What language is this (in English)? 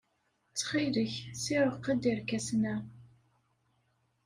Kabyle